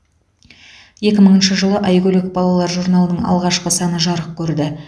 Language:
Kazakh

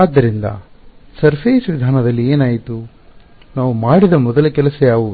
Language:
Kannada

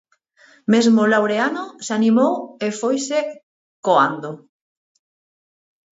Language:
Galician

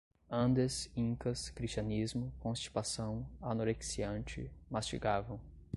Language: Portuguese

